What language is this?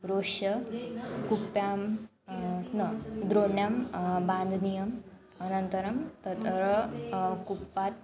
Sanskrit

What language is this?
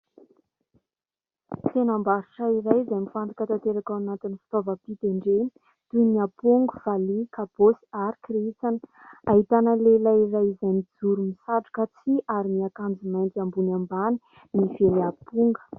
Malagasy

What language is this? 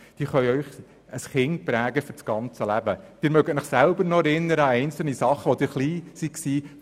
Swiss German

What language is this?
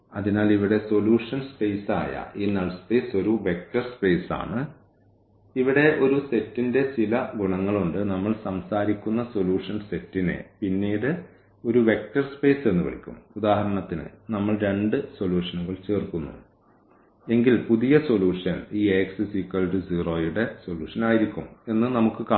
Malayalam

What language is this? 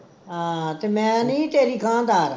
Punjabi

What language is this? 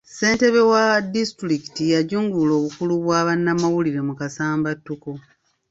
Ganda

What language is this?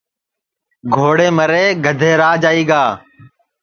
Sansi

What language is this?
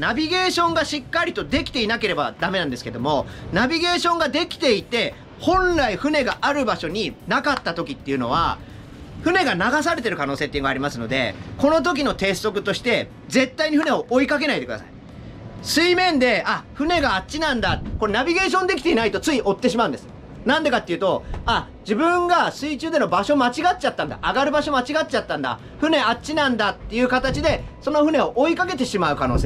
Japanese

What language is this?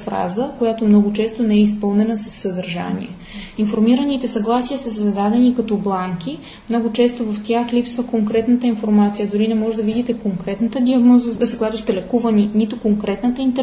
Bulgarian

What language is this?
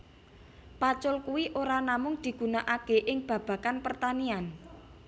Javanese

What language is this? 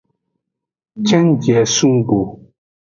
Aja (Benin)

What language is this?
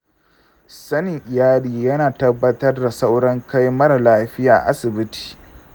Hausa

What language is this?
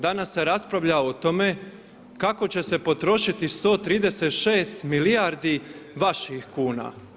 Croatian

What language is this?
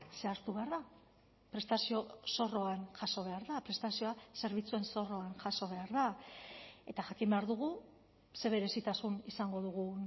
Basque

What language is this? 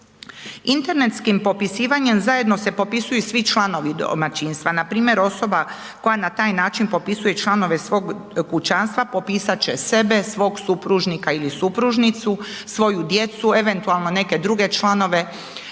Croatian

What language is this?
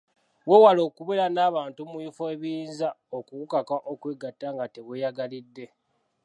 Ganda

